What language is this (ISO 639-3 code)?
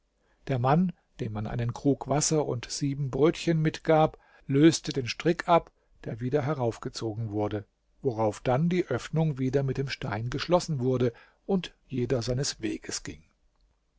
deu